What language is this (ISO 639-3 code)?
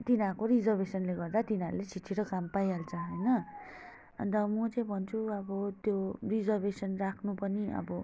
nep